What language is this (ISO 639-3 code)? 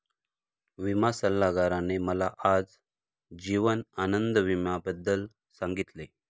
mar